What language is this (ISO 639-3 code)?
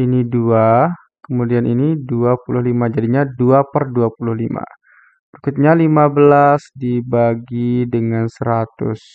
ind